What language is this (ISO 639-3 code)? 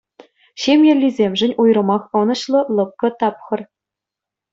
chv